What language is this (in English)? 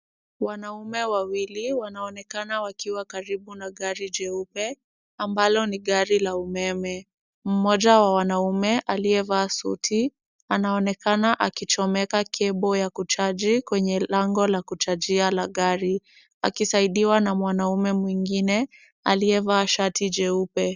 Swahili